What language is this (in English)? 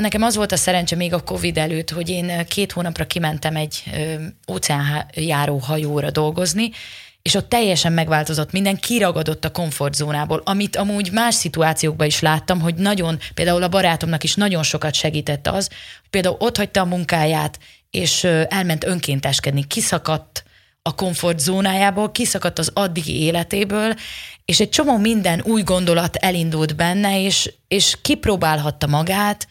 Hungarian